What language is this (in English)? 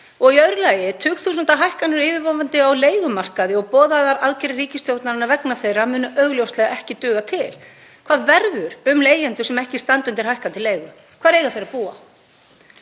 Icelandic